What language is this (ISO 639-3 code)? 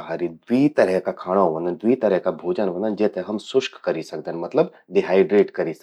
gbm